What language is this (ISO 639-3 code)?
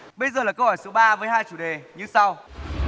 vie